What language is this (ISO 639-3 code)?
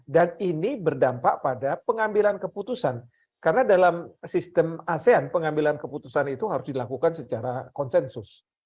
ind